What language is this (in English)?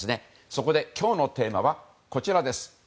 Japanese